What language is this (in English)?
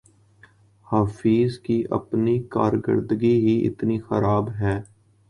Urdu